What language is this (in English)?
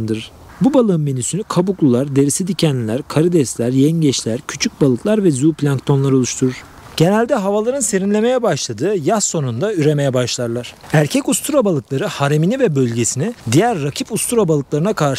Turkish